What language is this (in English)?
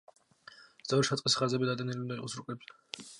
Georgian